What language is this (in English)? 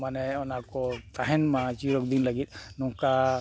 Santali